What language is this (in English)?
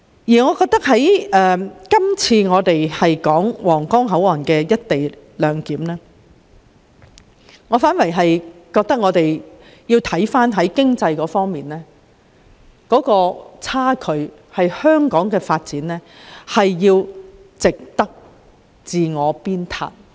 Cantonese